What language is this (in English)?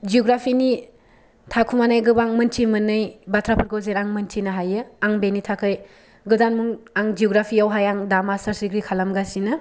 Bodo